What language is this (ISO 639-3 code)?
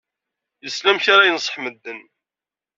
kab